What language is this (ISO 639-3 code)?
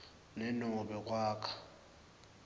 ssw